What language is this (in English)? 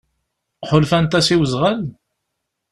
Kabyle